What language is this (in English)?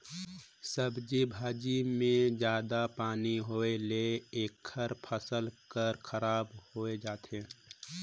Chhattisgarhi